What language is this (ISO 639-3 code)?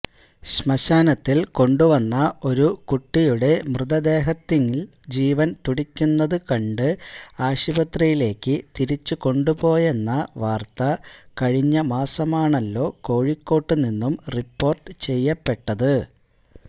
mal